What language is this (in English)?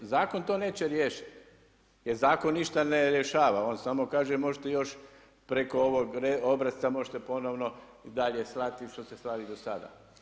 Croatian